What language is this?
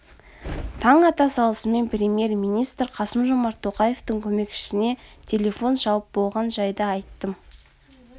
Kazakh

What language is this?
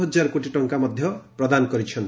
Odia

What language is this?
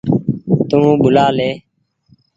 Goaria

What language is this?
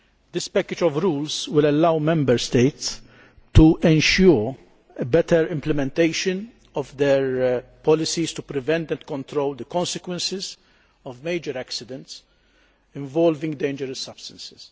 English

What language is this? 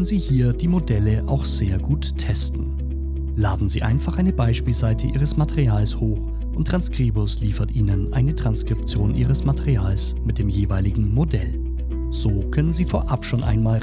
German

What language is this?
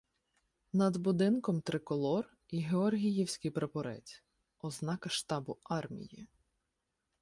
Ukrainian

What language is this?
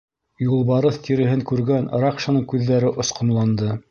Bashkir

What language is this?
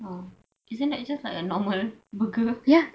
English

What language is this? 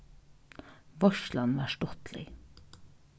Faroese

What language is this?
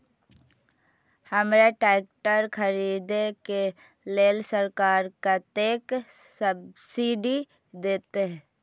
Maithili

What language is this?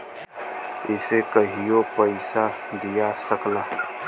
Bhojpuri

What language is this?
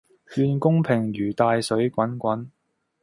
Cantonese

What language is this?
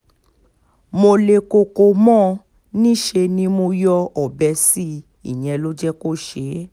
Yoruba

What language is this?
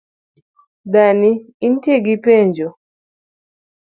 Luo (Kenya and Tanzania)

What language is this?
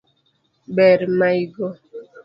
Luo (Kenya and Tanzania)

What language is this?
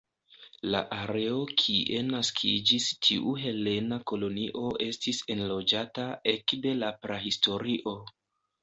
Esperanto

